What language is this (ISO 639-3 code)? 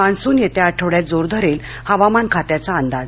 mar